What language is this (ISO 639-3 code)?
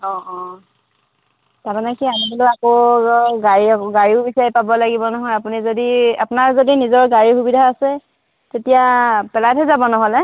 asm